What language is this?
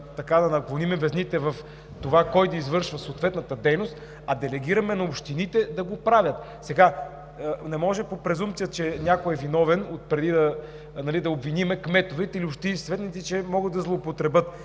Bulgarian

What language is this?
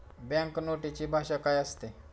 Marathi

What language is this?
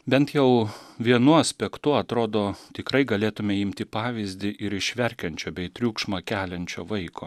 Lithuanian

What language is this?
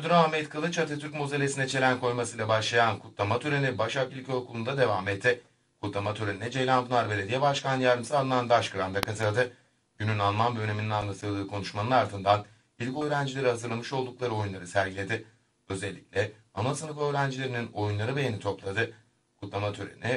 Turkish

